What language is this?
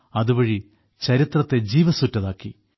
Malayalam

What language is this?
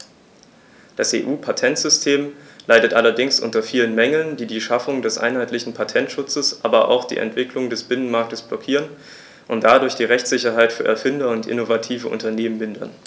German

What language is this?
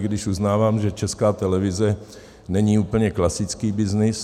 Czech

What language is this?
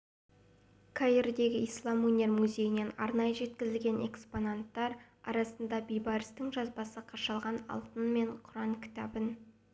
Kazakh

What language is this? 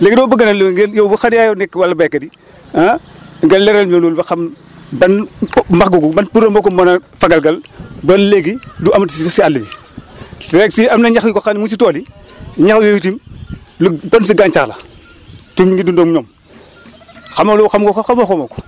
Wolof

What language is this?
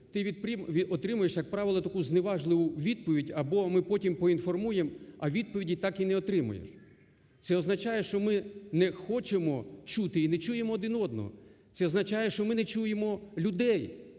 Ukrainian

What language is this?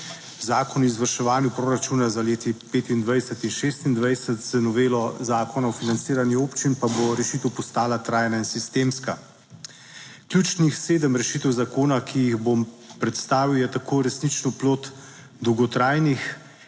Slovenian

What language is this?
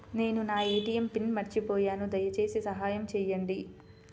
Telugu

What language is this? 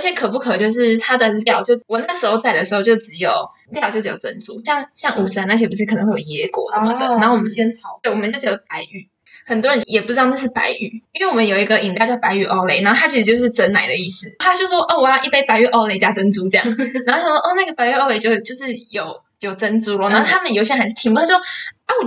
Chinese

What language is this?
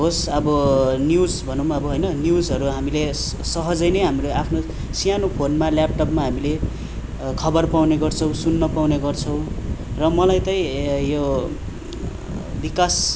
Nepali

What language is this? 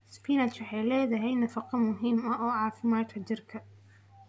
Somali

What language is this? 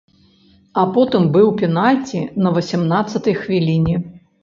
Belarusian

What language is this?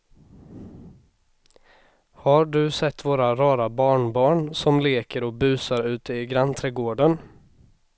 Swedish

